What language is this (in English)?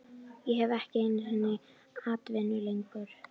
Icelandic